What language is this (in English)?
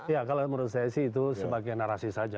Indonesian